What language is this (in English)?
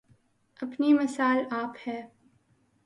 Urdu